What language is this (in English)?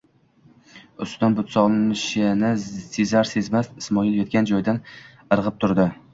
Uzbek